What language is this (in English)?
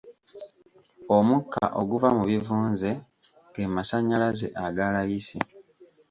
Ganda